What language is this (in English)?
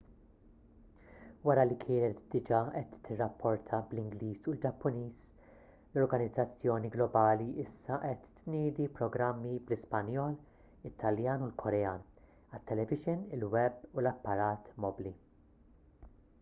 Maltese